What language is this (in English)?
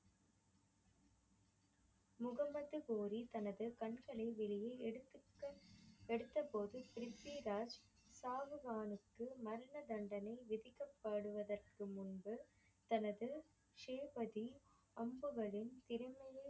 Tamil